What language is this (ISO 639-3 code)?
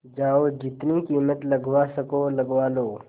hin